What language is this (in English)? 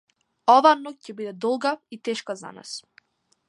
Macedonian